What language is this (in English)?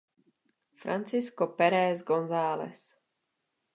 Czech